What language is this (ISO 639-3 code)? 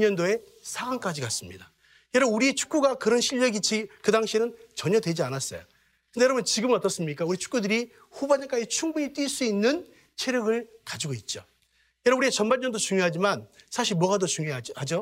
kor